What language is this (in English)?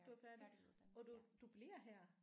Danish